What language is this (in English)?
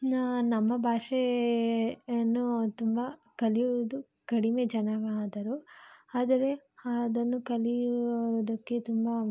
Kannada